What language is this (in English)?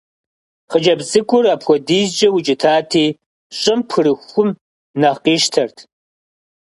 Kabardian